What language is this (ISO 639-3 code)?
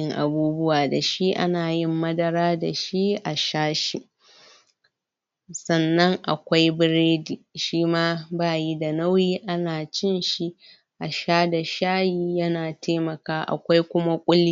hau